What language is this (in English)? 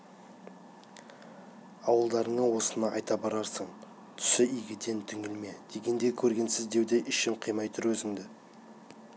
Kazakh